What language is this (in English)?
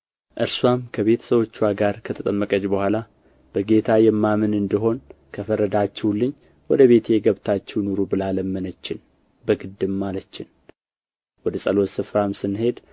Amharic